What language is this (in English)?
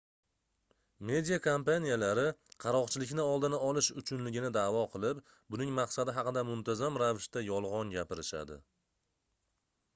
Uzbek